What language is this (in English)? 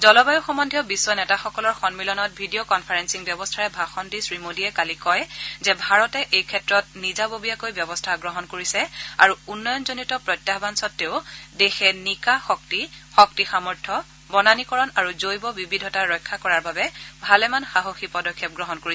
Assamese